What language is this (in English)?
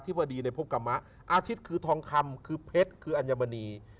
Thai